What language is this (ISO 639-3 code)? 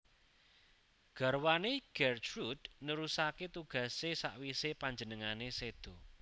jav